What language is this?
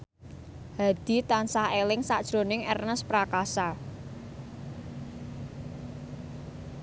Javanese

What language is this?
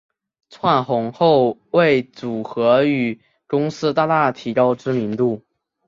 Chinese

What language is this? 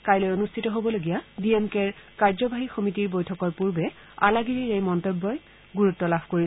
Assamese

